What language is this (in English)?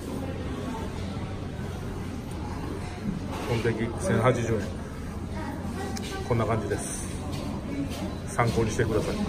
Japanese